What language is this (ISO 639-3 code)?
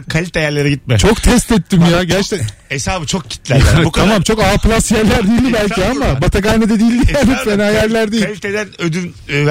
tur